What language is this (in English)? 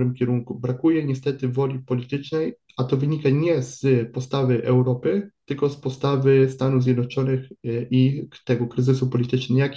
Polish